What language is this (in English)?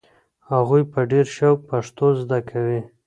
Pashto